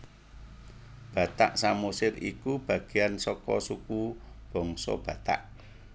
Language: Javanese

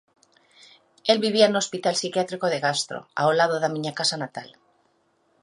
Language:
Galician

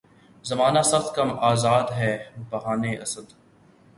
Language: Urdu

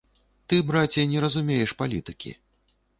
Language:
Belarusian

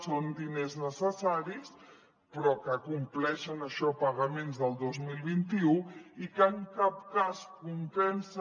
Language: Catalan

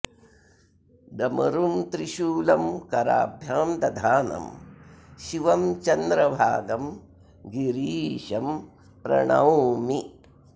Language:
Sanskrit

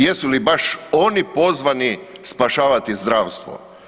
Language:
Croatian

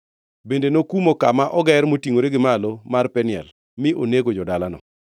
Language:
Luo (Kenya and Tanzania)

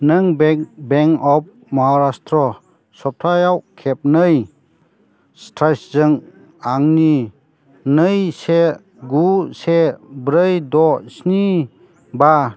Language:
Bodo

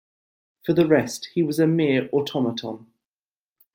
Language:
English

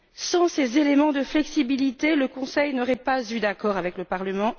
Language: French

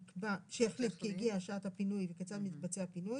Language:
Hebrew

